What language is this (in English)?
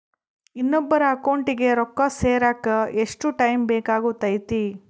Kannada